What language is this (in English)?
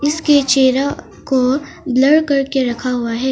Hindi